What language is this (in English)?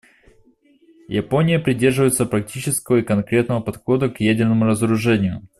Russian